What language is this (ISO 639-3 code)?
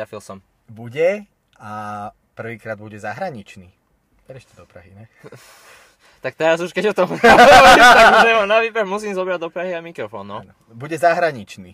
slk